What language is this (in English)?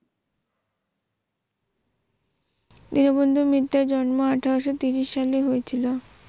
Bangla